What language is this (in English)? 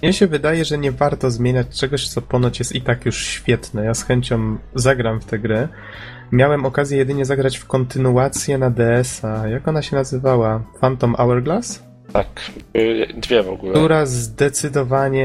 Polish